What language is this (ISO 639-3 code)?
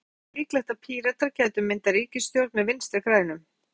isl